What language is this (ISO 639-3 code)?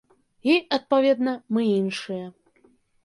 bel